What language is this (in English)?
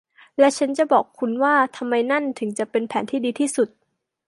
Thai